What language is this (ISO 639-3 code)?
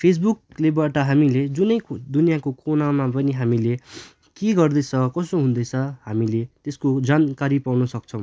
nep